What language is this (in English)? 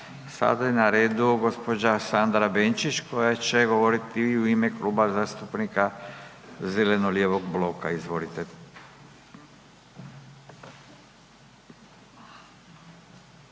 Croatian